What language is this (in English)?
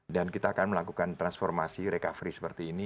Indonesian